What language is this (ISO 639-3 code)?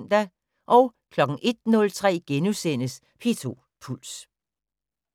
dan